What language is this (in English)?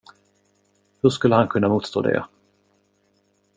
Swedish